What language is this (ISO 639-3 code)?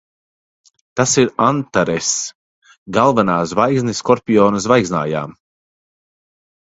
lav